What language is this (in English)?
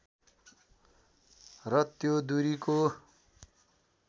Nepali